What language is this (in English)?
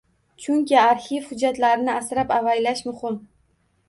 Uzbek